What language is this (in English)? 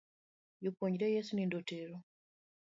Luo (Kenya and Tanzania)